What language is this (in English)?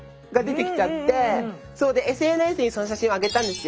Japanese